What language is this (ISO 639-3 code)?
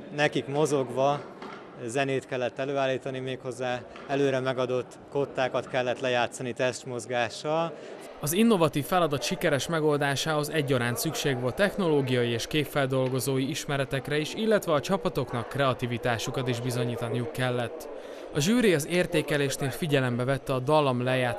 hun